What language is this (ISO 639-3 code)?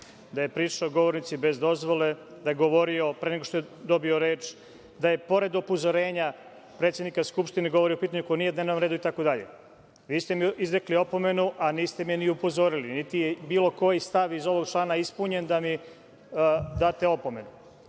srp